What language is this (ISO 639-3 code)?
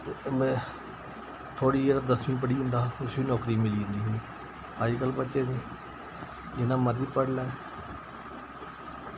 doi